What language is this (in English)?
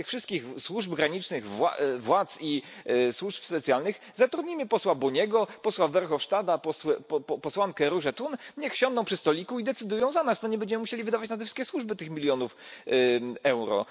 Polish